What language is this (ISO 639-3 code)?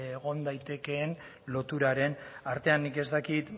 eus